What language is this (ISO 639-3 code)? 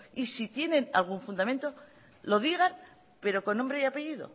spa